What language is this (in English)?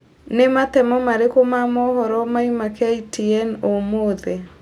Kikuyu